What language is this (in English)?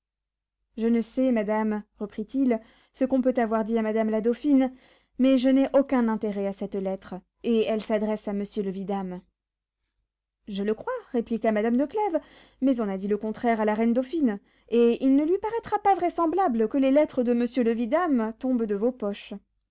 French